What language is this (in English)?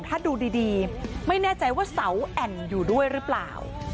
Thai